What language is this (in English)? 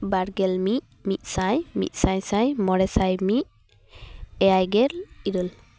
Santali